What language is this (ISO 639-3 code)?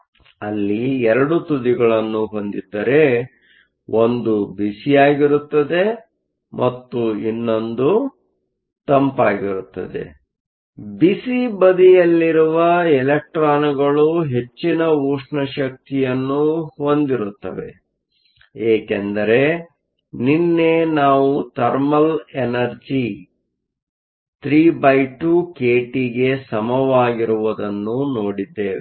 kan